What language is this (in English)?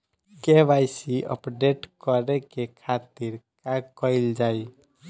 Bhojpuri